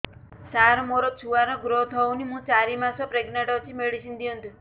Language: Odia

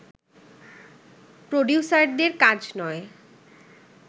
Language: Bangla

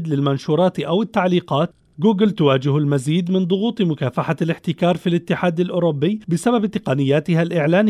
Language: Arabic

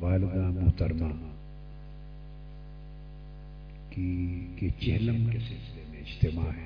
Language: Urdu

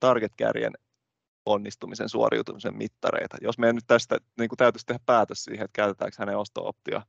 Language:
Finnish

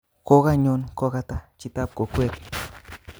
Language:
Kalenjin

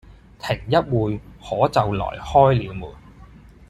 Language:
Cantonese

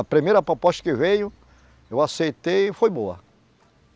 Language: Portuguese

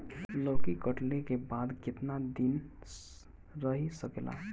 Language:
Bhojpuri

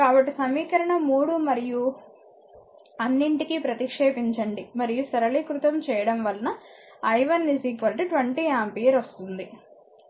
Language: Telugu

